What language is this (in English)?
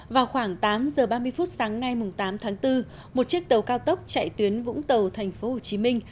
Vietnamese